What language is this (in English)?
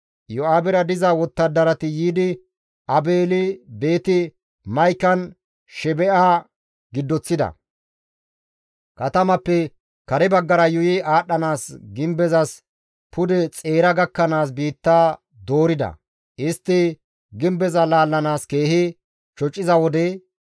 Gamo